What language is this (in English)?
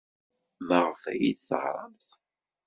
Kabyle